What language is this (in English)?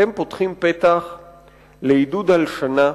Hebrew